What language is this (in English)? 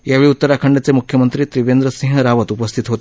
Marathi